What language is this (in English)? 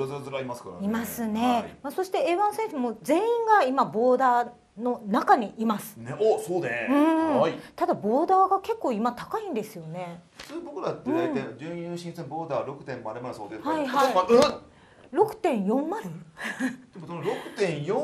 Japanese